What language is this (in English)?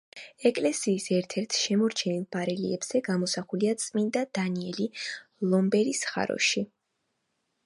Georgian